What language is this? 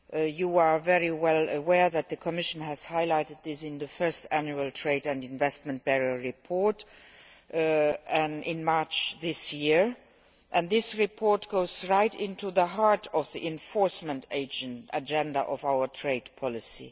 English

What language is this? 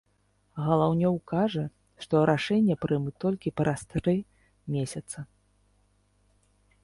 Belarusian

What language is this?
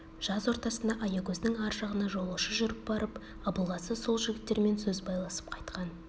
Kazakh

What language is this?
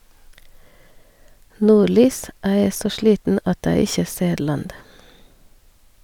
Norwegian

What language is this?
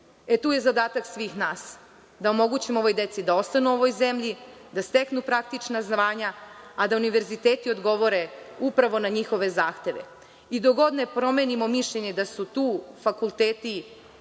Serbian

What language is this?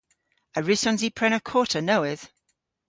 Cornish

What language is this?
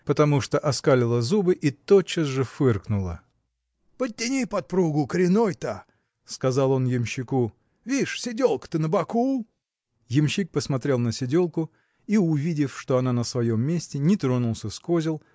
Russian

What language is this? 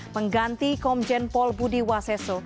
Indonesian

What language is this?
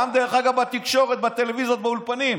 Hebrew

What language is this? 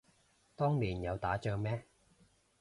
Cantonese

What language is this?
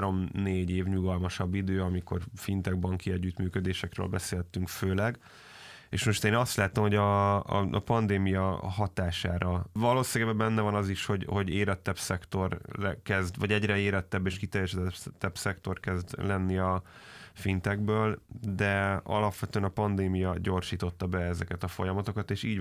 Hungarian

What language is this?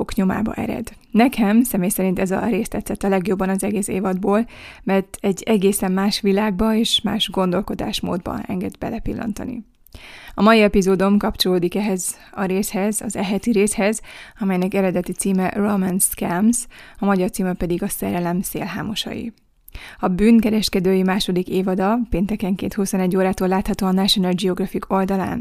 Hungarian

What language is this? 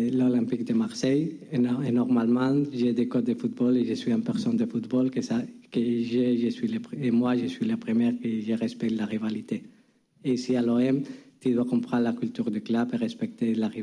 French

